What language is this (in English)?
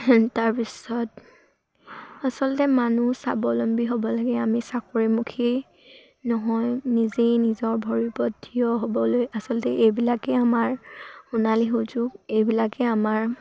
Assamese